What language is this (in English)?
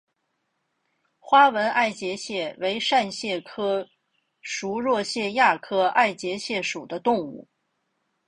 Chinese